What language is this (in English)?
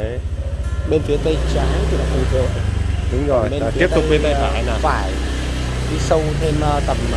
Vietnamese